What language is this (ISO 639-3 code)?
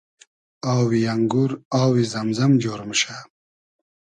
haz